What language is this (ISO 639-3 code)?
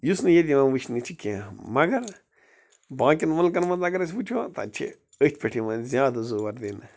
kas